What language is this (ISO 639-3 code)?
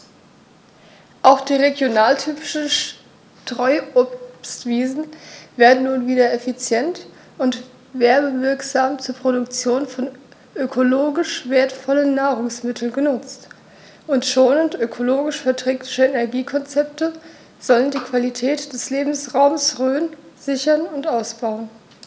deu